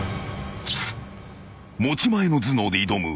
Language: Japanese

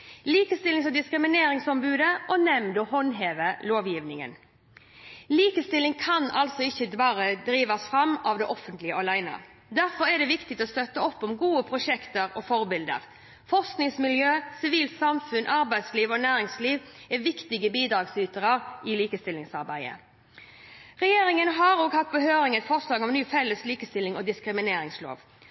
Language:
Norwegian Bokmål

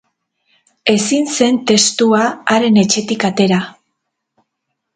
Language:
Basque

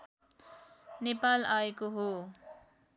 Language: Nepali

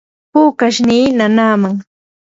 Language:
Yanahuanca Pasco Quechua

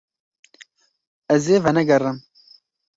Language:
Kurdish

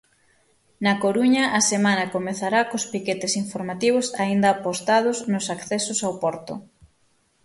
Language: Galician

